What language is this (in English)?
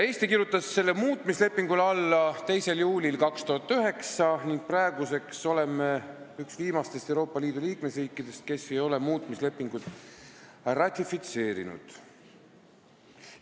Estonian